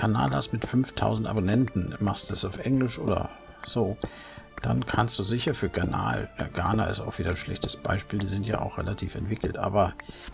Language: German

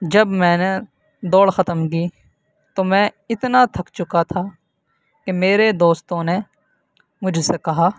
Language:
Urdu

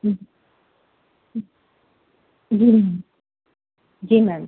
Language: Punjabi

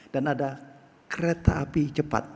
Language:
Indonesian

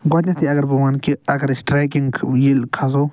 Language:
Kashmiri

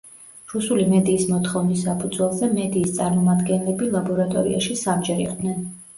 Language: Georgian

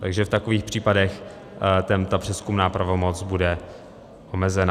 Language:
Czech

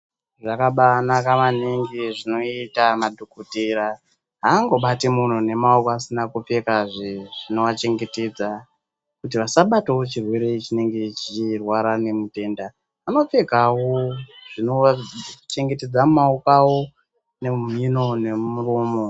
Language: Ndau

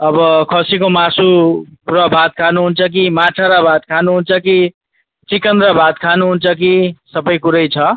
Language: Nepali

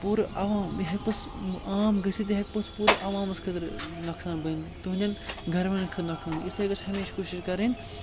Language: Kashmiri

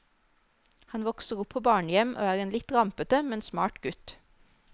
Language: Norwegian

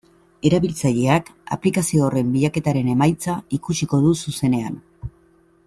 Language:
Basque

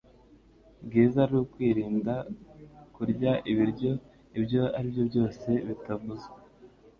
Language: Kinyarwanda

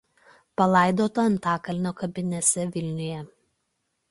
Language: Lithuanian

